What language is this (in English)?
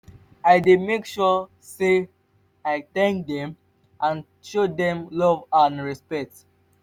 Nigerian Pidgin